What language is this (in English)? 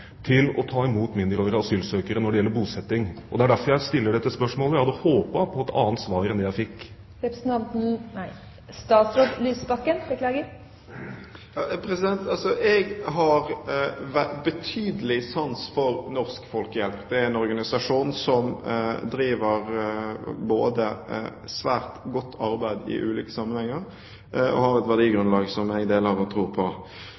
Norwegian Bokmål